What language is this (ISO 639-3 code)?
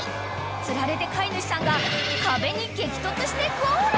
jpn